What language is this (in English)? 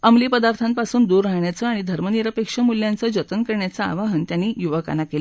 Marathi